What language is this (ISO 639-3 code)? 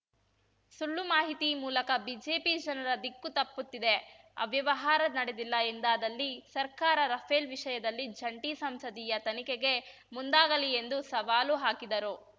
kan